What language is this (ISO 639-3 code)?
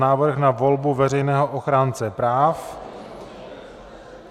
ces